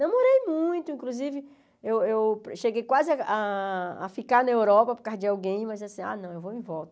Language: Portuguese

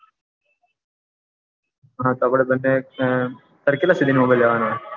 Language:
Gujarati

